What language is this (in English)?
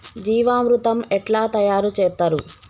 Telugu